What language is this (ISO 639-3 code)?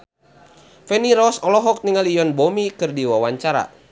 sun